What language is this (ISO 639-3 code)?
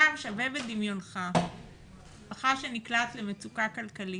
heb